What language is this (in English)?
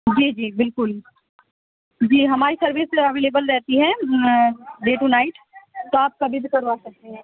Urdu